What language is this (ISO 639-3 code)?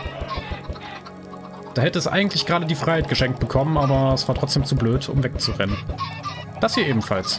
deu